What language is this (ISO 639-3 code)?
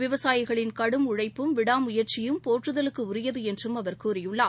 tam